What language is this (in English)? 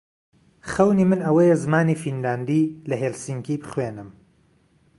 Central Kurdish